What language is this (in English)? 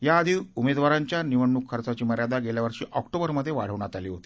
Marathi